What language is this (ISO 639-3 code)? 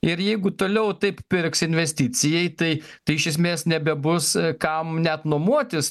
lit